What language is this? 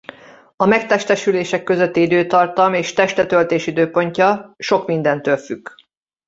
Hungarian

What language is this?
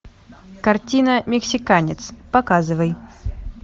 Russian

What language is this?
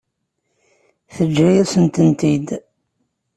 Kabyle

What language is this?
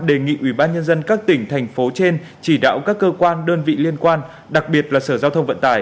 Vietnamese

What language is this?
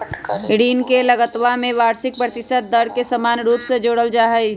Magahi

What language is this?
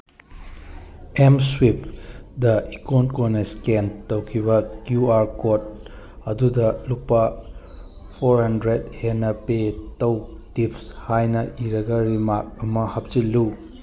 Manipuri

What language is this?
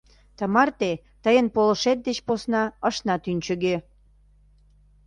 Mari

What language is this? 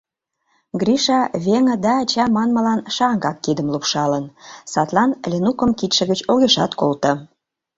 Mari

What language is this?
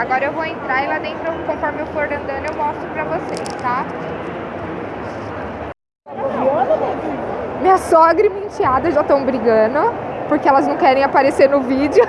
Portuguese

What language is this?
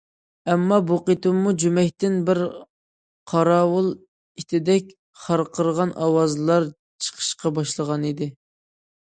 Uyghur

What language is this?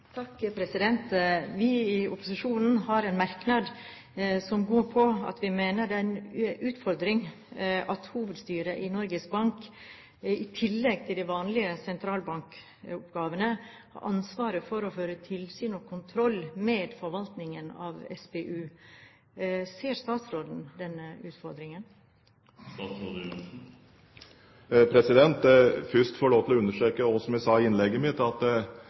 Norwegian Bokmål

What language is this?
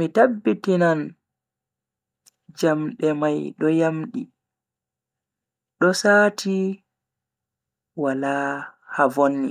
Bagirmi Fulfulde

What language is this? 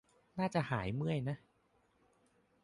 Thai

